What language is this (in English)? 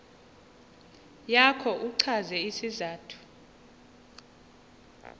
Xhosa